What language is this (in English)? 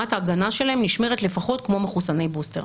Hebrew